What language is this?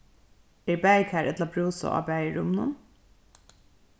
Faroese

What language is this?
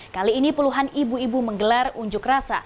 Indonesian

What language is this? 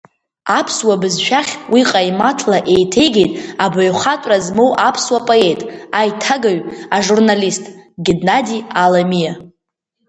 Abkhazian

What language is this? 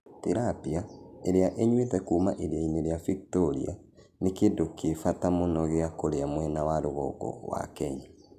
Kikuyu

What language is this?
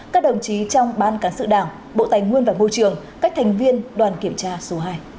Vietnamese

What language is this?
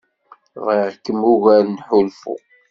Kabyle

